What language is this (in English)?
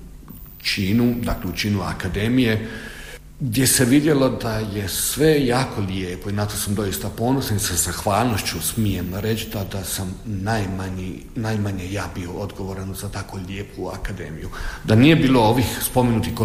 Croatian